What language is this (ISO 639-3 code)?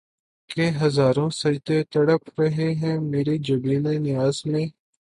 urd